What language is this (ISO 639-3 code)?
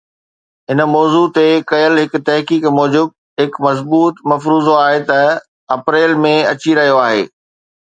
snd